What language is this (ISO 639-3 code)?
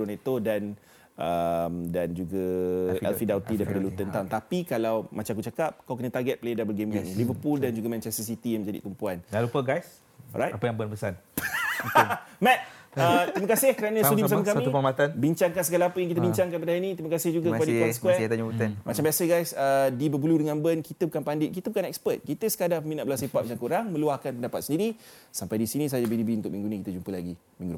msa